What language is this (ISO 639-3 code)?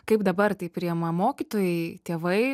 lit